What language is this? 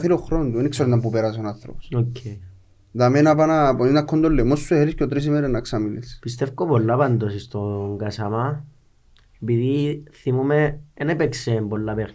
Greek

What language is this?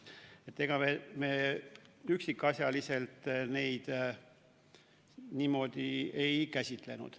Estonian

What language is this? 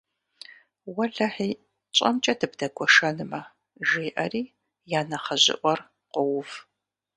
Kabardian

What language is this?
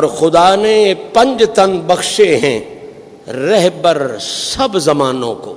Urdu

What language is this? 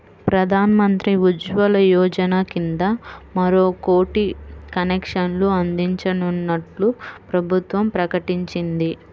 Telugu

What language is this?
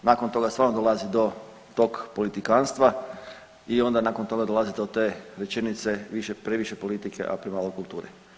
Croatian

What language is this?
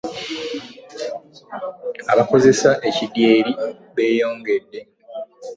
Ganda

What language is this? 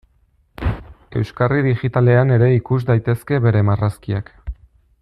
Basque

